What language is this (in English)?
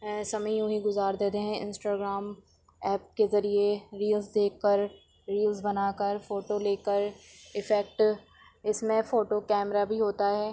Urdu